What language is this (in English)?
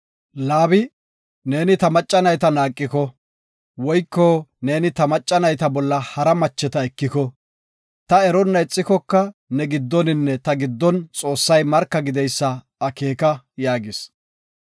Gofa